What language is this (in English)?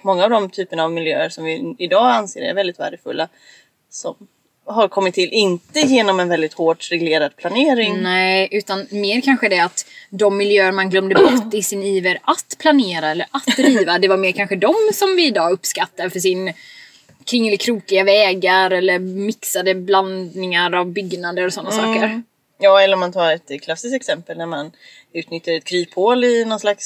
Swedish